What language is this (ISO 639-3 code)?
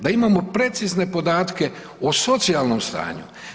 hrv